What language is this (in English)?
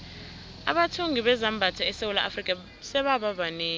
South Ndebele